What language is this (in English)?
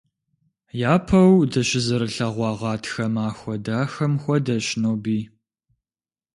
Kabardian